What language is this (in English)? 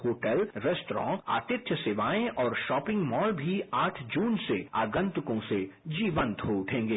Hindi